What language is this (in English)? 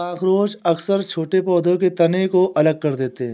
Hindi